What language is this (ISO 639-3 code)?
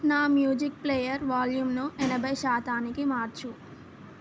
tel